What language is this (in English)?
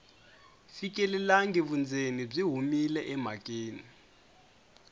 Tsonga